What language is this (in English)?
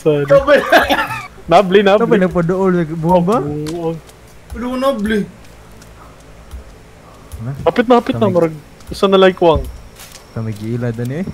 Indonesian